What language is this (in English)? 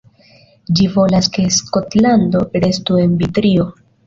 Esperanto